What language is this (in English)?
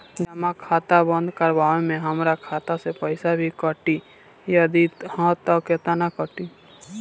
Bhojpuri